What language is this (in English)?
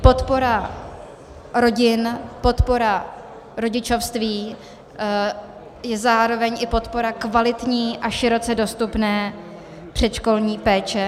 Czech